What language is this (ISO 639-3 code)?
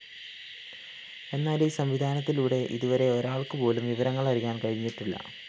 mal